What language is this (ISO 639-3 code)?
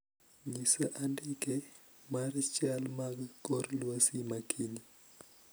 luo